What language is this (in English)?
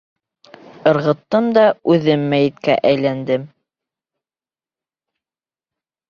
Bashkir